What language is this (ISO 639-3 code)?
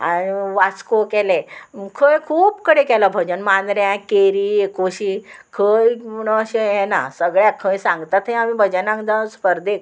kok